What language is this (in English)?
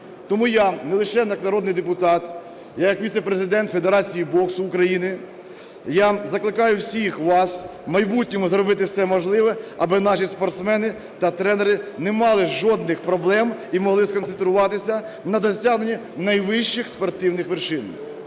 Ukrainian